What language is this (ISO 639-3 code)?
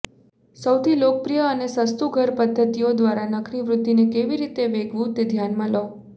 guj